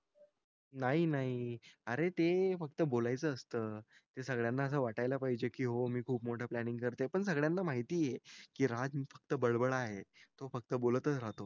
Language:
Marathi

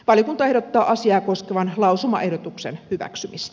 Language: Finnish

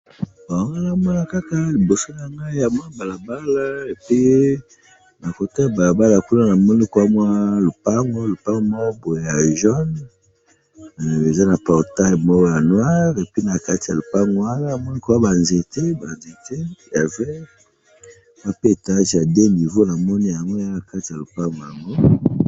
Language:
Lingala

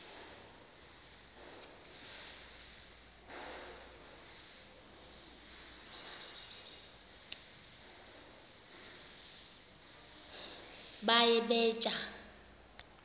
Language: Xhosa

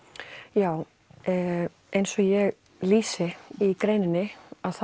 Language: Icelandic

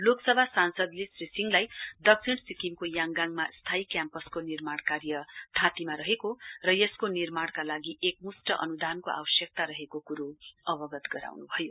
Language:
Nepali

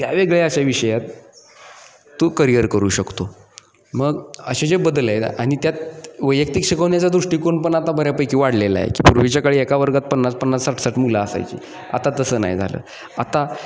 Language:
Marathi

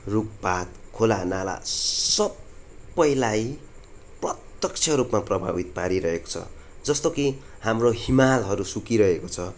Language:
Nepali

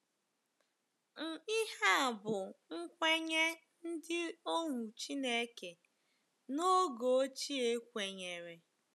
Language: Igbo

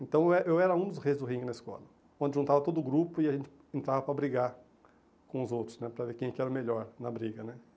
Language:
Portuguese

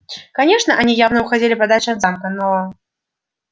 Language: Russian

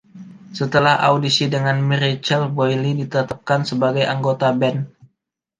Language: Indonesian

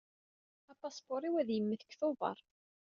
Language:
Kabyle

